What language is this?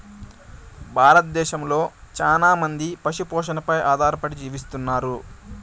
Telugu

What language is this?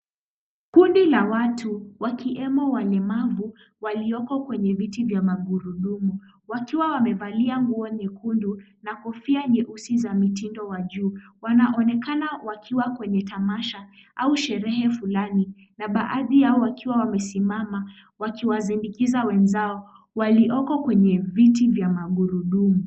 Swahili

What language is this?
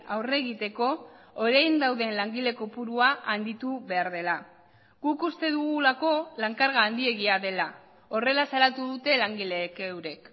Basque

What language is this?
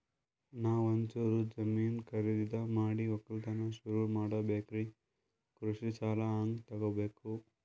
Kannada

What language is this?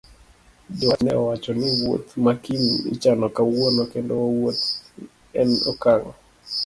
Luo (Kenya and Tanzania)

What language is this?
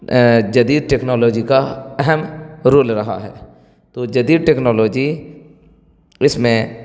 Urdu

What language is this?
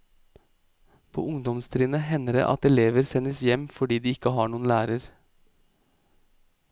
Norwegian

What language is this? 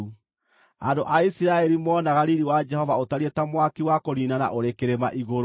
Kikuyu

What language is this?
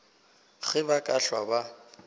Northern Sotho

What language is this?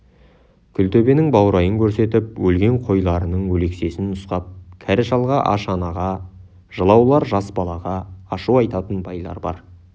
Kazakh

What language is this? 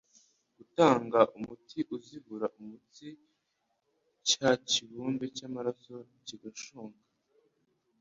Kinyarwanda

